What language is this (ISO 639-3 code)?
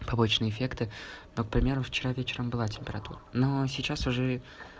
rus